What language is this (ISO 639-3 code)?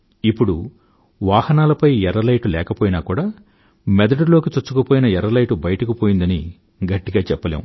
tel